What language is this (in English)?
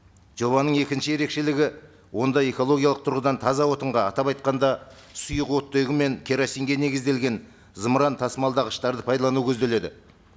Kazakh